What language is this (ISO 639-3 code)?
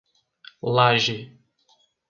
por